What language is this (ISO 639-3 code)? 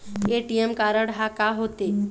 hne